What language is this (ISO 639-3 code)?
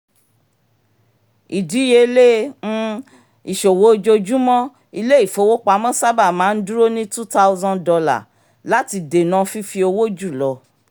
yor